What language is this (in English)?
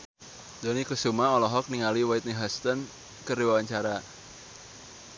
Sundanese